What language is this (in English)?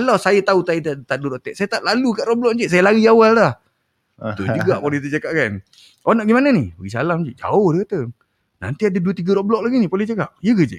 Malay